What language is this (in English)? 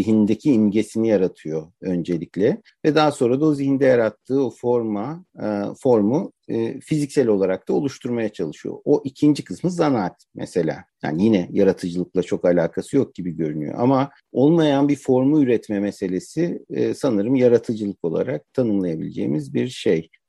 Turkish